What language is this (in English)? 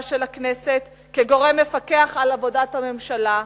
Hebrew